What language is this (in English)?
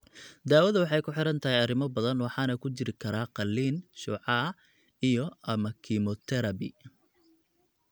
Somali